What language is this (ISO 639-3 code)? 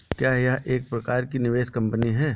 hin